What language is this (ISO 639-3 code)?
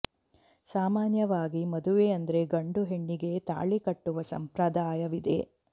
kan